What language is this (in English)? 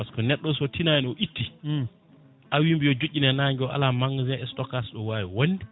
Fula